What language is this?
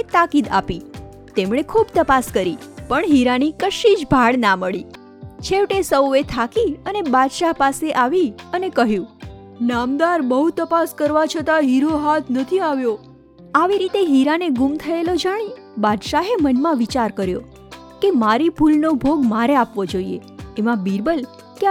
Gujarati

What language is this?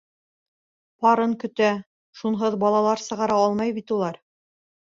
Bashkir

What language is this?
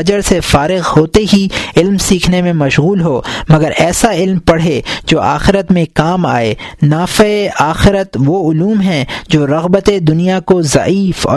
Urdu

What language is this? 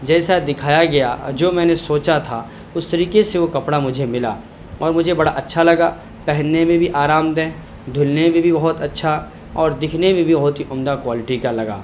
Urdu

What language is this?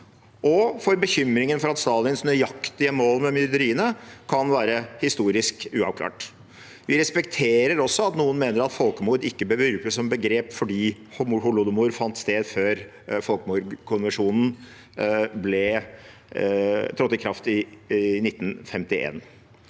Norwegian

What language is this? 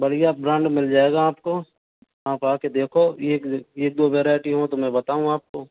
Hindi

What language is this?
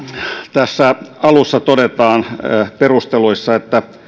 Finnish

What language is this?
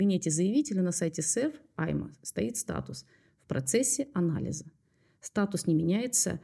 Russian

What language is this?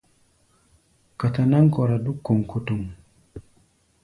Gbaya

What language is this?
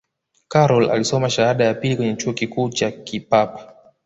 Swahili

